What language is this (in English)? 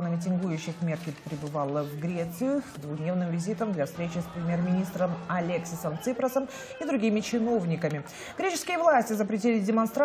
Russian